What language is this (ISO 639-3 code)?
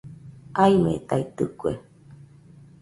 hux